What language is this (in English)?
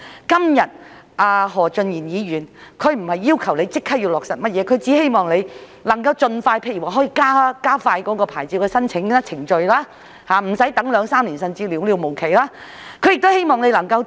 Cantonese